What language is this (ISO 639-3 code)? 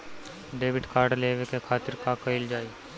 bho